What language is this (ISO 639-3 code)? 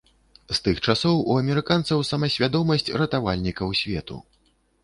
bel